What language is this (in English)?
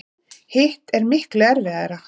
Icelandic